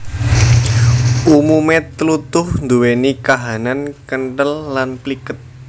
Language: Javanese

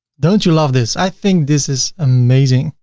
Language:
English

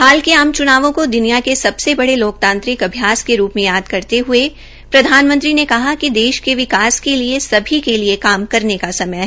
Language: Hindi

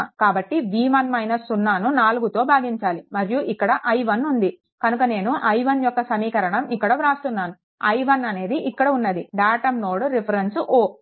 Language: Telugu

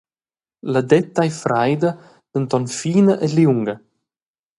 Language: Romansh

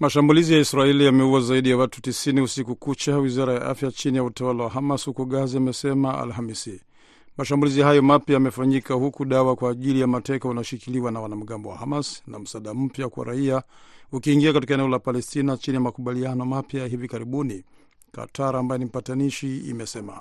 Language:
Swahili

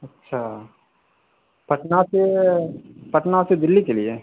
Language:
Urdu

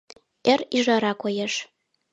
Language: Mari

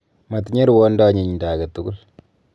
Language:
Kalenjin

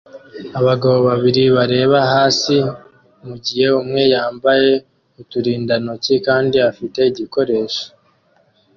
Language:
Kinyarwanda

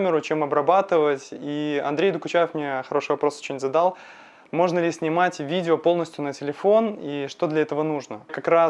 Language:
Russian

